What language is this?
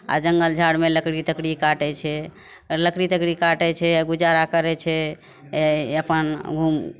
Maithili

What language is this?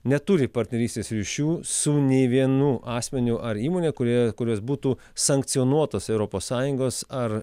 Lithuanian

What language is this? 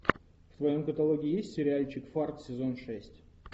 Russian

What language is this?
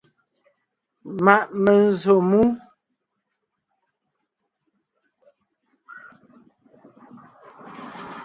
Ngiemboon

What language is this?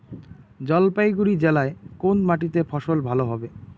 Bangla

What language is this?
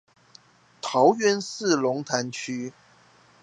Chinese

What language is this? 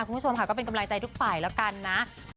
Thai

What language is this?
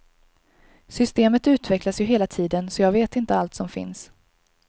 Swedish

